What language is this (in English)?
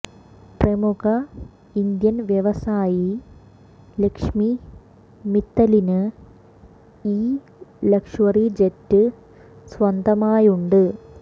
Malayalam